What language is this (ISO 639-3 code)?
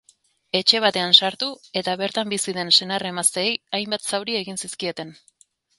eus